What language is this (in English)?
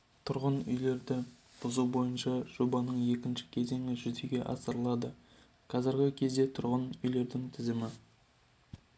Kazakh